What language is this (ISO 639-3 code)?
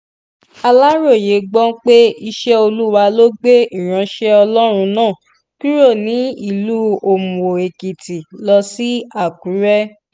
yor